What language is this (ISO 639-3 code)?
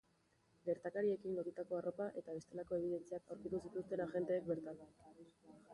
eus